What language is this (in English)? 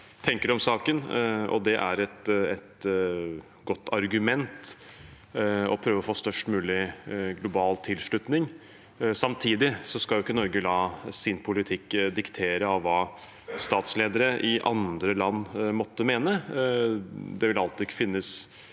Norwegian